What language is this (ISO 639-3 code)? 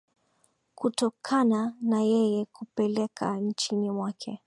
swa